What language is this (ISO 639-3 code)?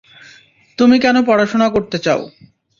ben